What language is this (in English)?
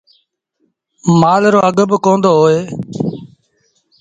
Sindhi Bhil